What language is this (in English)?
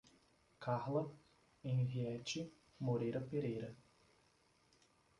Portuguese